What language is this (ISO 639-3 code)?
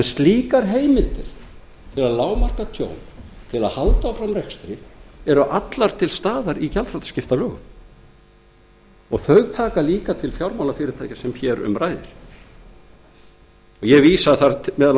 isl